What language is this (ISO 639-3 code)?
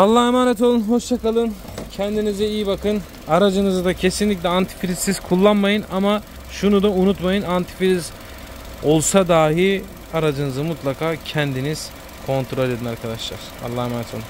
tur